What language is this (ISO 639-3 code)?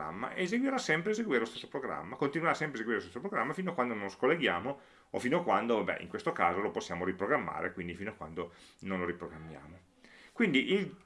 ita